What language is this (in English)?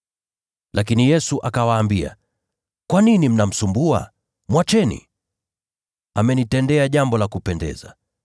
Swahili